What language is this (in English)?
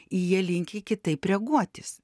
Lithuanian